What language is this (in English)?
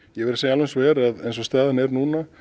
Icelandic